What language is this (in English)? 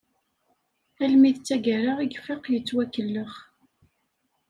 Kabyle